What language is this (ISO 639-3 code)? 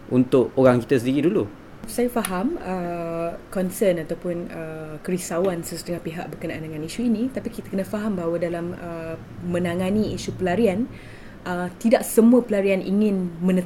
msa